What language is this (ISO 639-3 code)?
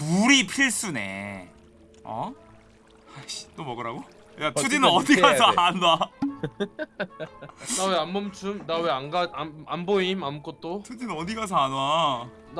kor